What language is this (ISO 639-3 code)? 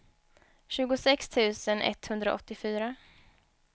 swe